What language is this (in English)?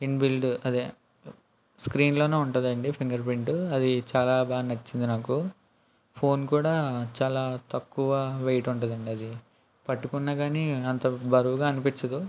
Telugu